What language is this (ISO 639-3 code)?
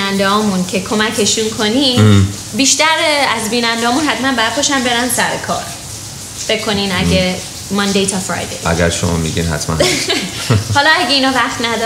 fas